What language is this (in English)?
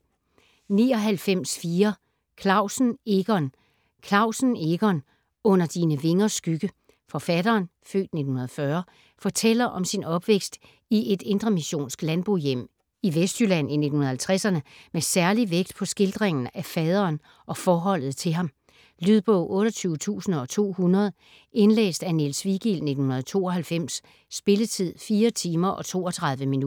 Danish